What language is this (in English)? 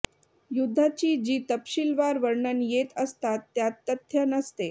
Marathi